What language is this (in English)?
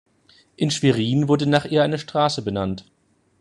German